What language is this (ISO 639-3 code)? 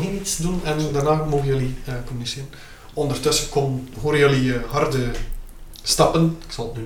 nld